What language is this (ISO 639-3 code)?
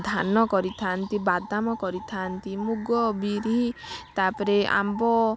ori